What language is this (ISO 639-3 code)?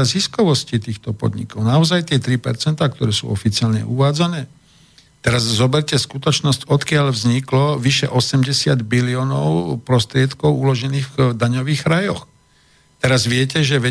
slk